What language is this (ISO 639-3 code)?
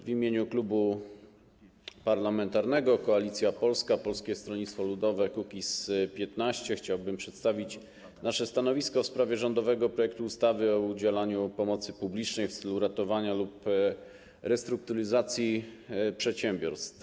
pol